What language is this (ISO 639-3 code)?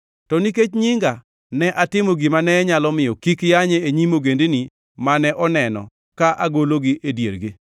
luo